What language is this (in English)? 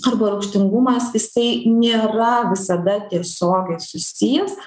Lithuanian